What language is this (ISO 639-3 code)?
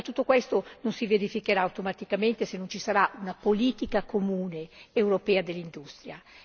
ita